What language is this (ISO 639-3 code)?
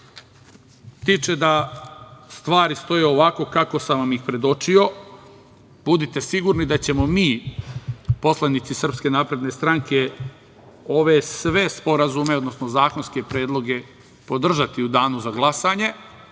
srp